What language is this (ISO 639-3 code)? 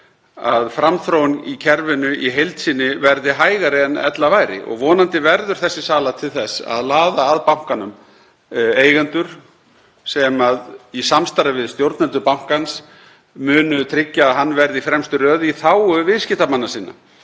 isl